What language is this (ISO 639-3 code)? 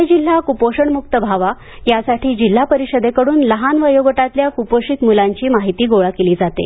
mar